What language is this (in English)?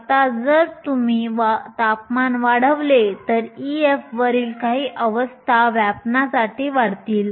Marathi